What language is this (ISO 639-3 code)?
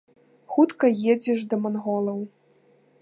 bel